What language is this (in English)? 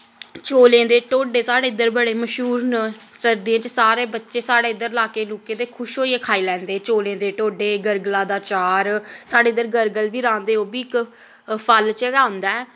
Dogri